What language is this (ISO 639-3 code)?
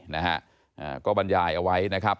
tha